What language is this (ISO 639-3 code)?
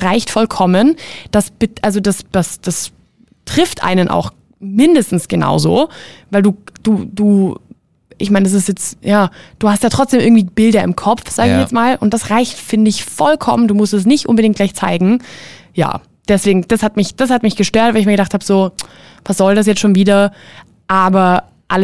deu